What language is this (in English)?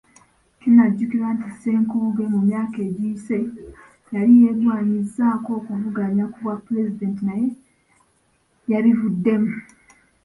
Ganda